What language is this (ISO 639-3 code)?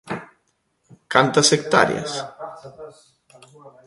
glg